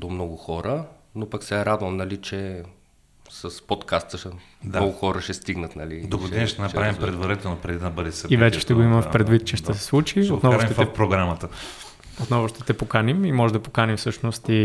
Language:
Bulgarian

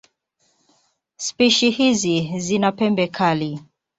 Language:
Swahili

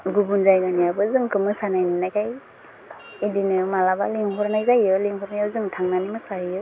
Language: Bodo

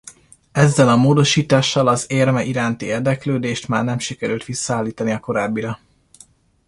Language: Hungarian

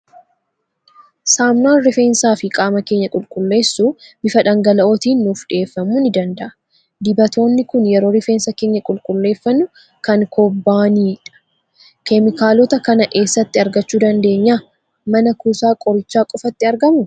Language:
Oromo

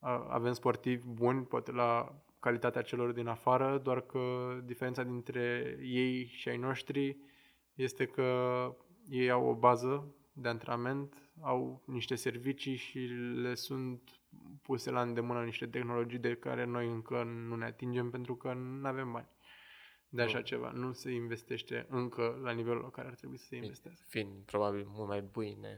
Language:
Romanian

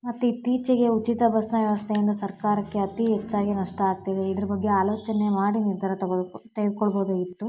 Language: Kannada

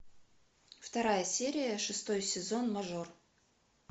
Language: Russian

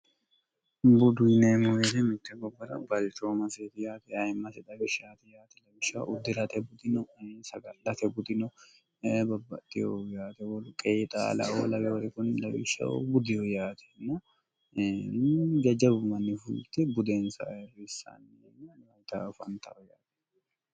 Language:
Sidamo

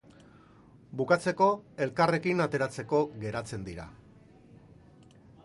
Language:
Basque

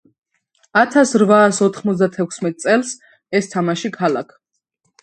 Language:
Georgian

